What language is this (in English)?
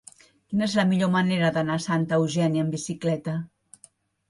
Catalan